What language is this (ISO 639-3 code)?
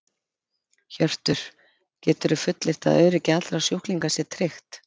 isl